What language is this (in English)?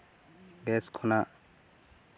Santali